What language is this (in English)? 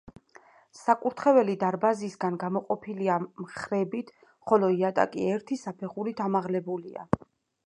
Georgian